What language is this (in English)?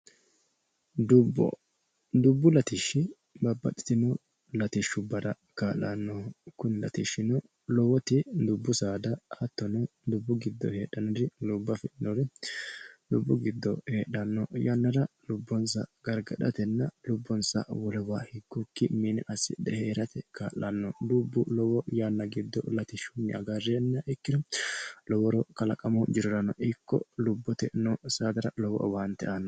Sidamo